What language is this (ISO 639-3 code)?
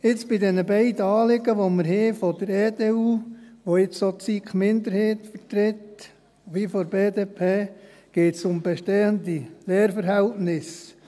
gsw